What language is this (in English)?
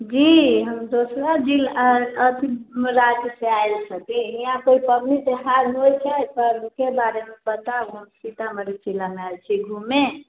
Maithili